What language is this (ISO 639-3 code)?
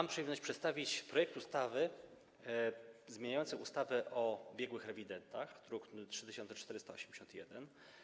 pol